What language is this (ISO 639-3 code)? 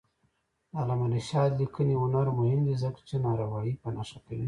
pus